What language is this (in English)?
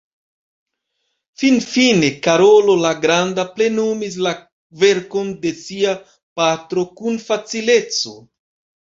Esperanto